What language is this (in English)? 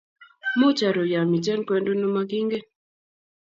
Kalenjin